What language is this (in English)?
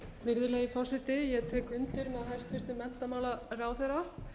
Icelandic